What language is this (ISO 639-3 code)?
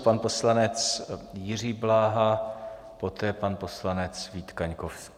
ces